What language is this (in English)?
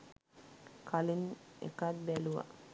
Sinhala